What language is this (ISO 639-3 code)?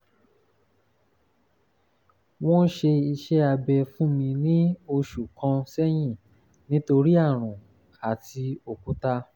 yor